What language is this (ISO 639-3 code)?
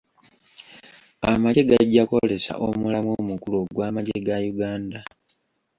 lug